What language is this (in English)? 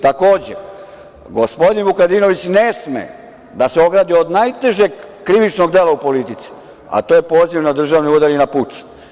Serbian